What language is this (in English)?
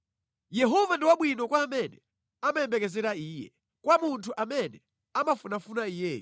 Nyanja